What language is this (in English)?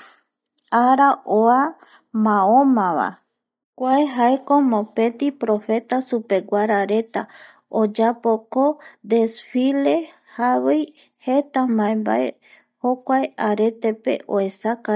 Eastern Bolivian Guaraní